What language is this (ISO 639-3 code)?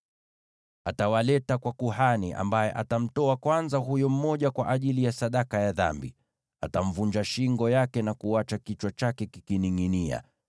swa